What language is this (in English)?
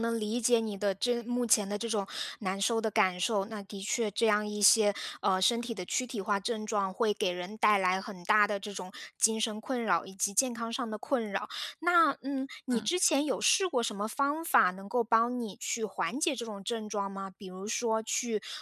Chinese